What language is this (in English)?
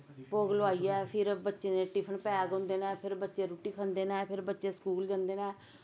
Dogri